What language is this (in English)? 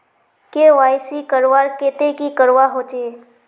Magahi